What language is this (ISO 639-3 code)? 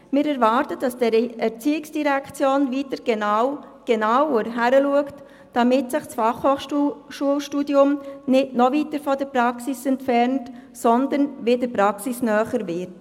gsw